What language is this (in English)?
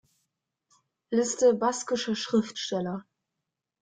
German